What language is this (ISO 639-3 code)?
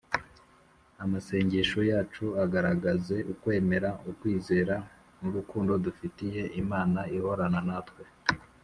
kin